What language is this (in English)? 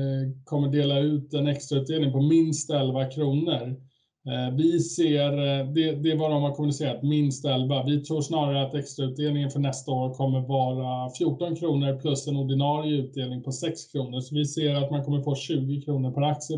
Swedish